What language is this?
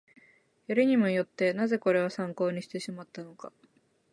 Japanese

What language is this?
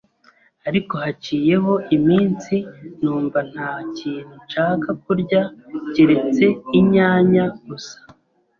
Kinyarwanda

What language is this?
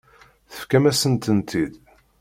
Kabyle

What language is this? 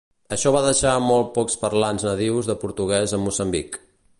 Catalan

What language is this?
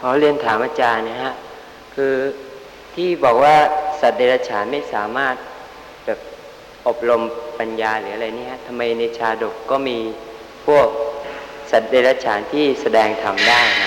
Thai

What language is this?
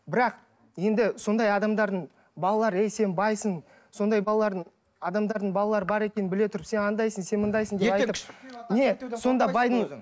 Kazakh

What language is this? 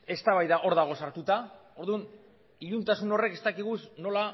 Basque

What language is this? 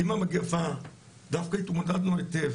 Hebrew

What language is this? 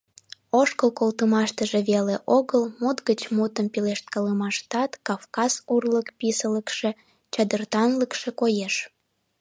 Mari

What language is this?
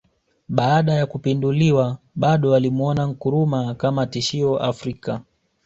Swahili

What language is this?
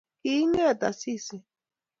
Kalenjin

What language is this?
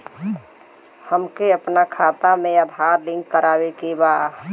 Bhojpuri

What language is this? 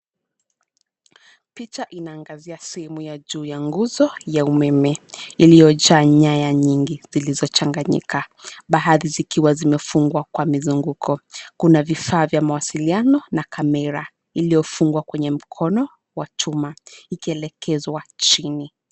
Swahili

